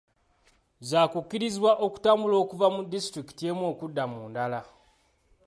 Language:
Ganda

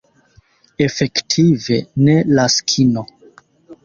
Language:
Esperanto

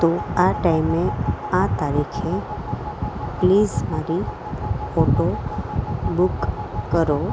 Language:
Gujarati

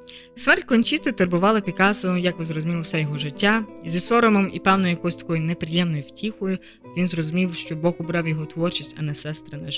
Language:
Ukrainian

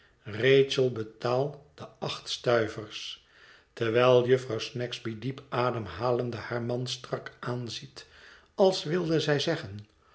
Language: Dutch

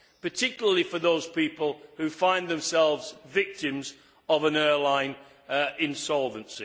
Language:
English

